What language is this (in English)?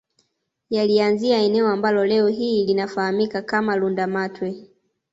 Swahili